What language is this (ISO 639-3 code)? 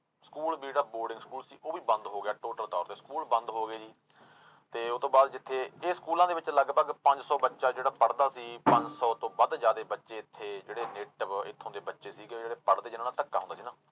pan